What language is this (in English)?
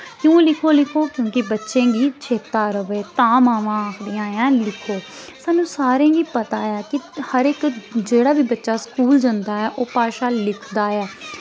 Dogri